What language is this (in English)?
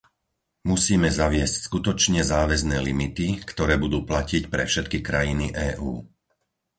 Slovak